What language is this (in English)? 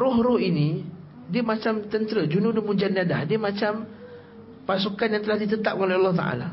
Malay